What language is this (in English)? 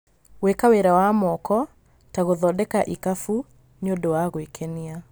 Kikuyu